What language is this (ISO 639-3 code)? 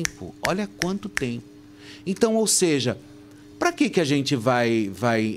por